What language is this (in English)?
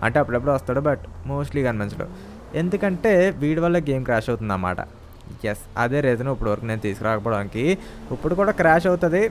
Telugu